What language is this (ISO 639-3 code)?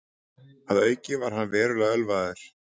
isl